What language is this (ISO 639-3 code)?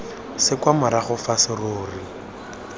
tsn